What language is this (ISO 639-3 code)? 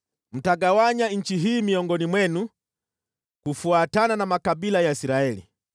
swa